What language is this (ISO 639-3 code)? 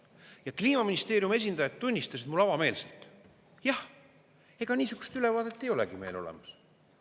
est